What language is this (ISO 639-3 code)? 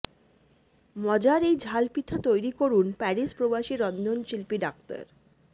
ben